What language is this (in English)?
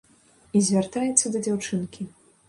Belarusian